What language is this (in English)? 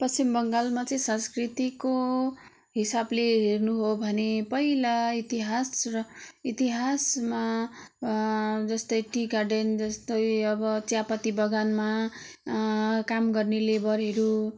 Nepali